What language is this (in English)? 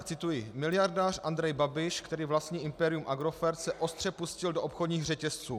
Czech